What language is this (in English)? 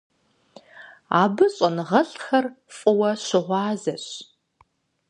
Kabardian